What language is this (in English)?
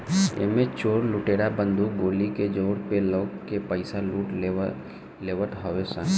Bhojpuri